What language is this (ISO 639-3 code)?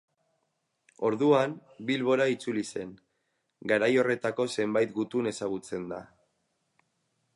eus